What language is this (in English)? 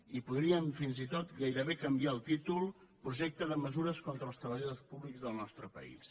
Catalan